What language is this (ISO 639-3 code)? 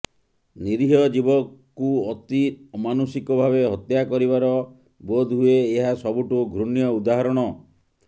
ori